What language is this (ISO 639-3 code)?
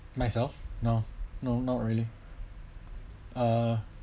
eng